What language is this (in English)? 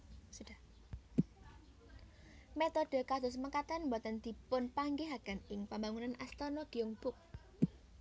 Javanese